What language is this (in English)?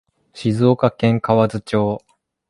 Japanese